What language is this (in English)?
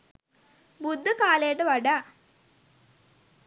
Sinhala